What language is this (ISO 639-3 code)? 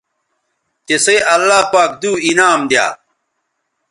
btv